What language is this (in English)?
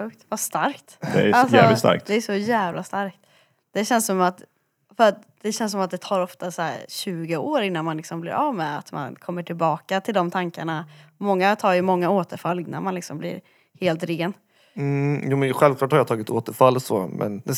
Swedish